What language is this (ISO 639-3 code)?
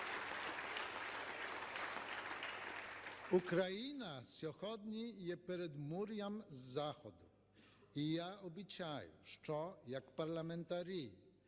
ukr